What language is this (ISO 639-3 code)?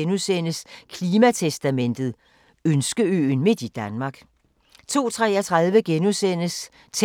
dan